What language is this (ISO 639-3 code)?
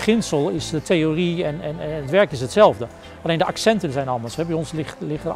nld